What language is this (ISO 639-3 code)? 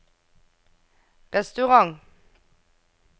nor